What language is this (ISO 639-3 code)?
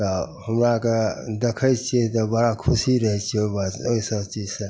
mai